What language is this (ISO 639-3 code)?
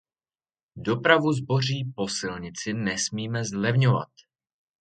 ces